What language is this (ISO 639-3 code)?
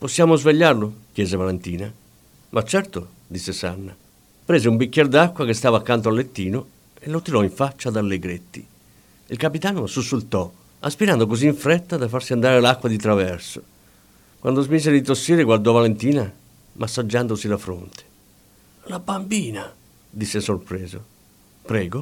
ita